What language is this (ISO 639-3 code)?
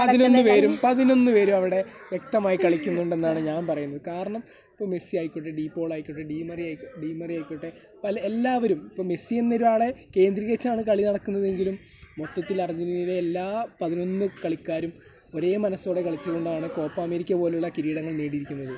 mal